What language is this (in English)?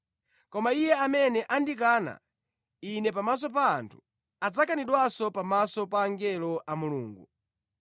Nyanja